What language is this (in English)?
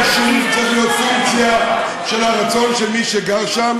Hebrew